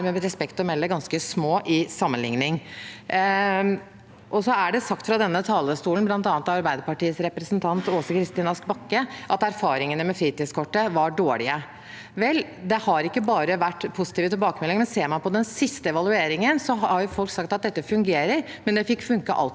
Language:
Norwegian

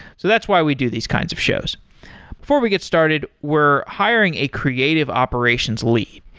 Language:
English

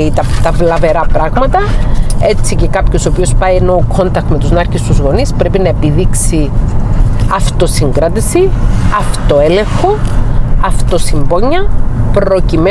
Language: Greek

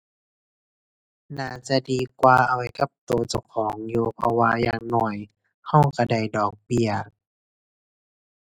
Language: Thai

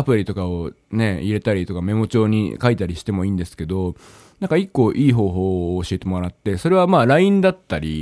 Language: Japanese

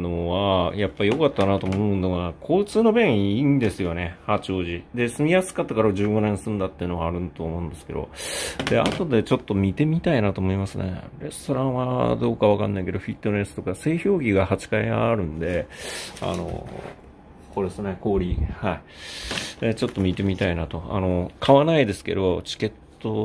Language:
Japanese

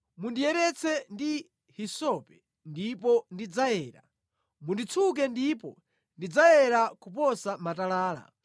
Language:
Nyanja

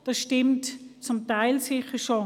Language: Swiss German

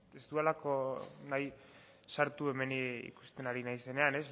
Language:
Basque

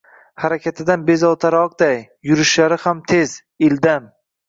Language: Uzbek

